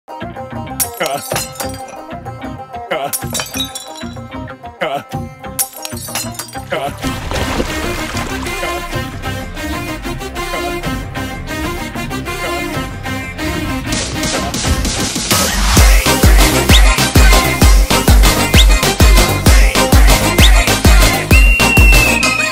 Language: Arabic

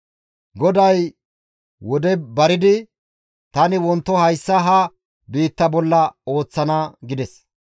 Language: Gamo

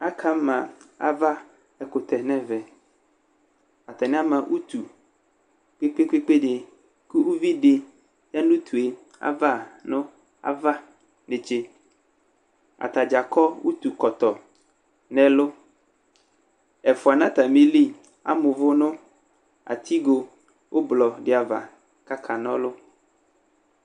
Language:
Ikposo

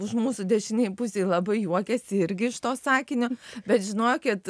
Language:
Lithuanian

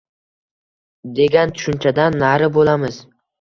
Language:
Uzbek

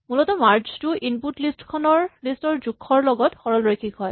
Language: Assamese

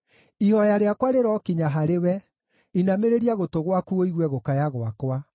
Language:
Kikuyu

